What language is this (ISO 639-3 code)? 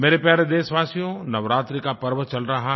hin